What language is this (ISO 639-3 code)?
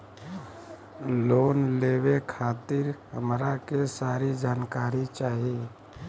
bho